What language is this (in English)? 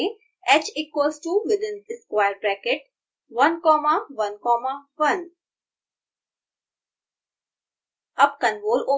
Hindi